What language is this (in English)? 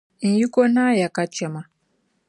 Dagbani